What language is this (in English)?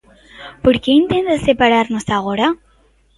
Galician